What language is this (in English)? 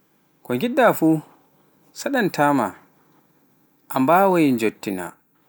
Pular